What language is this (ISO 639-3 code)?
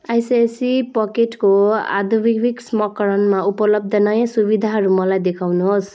nep